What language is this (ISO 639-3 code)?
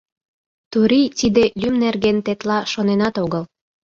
chm